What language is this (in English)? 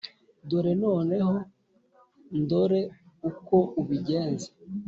Kinyarwanda